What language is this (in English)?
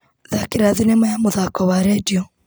Kikuyu